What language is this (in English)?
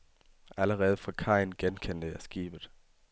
Danish